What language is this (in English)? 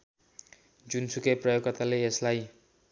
Nepali